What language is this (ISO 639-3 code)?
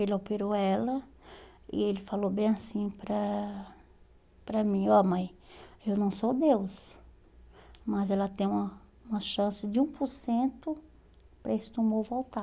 por